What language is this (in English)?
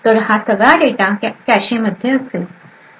Marathi